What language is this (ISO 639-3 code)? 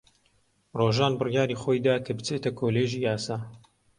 ckb